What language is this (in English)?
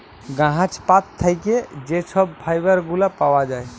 Bangla